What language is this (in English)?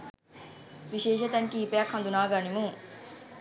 Sinhala